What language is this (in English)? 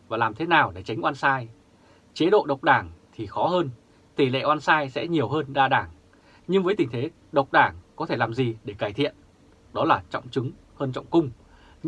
Vietnamese